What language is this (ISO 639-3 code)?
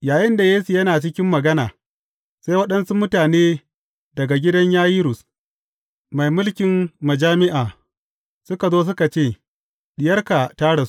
hau